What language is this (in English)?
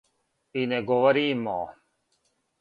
Serbian